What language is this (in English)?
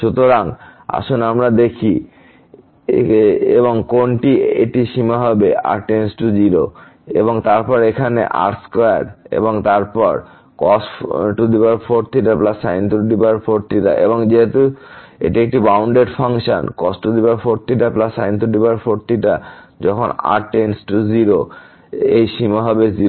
Bangla